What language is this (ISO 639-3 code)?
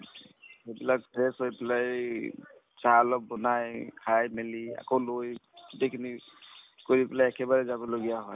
asm